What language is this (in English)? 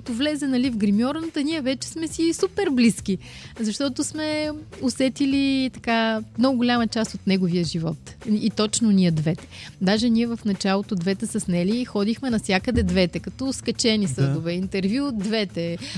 Bulgarian